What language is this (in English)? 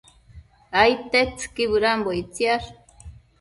Matsés